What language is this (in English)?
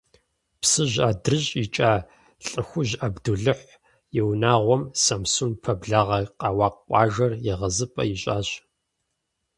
Kabardian